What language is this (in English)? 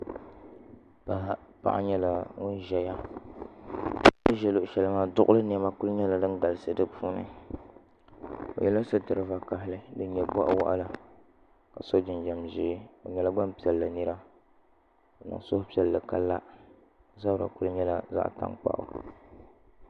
Dagbani